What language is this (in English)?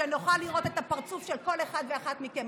Hebrew